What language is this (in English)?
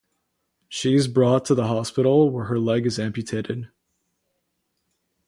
English